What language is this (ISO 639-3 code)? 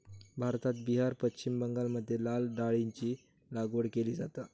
mar